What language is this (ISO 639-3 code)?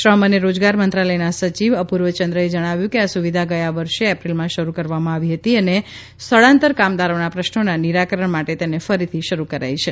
guj